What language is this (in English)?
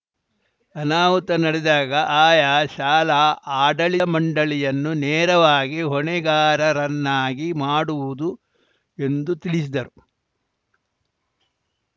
Kannada